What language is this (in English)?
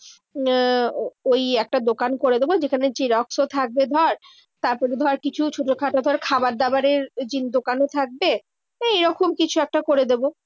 Bangla